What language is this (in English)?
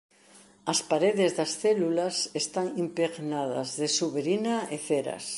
Galician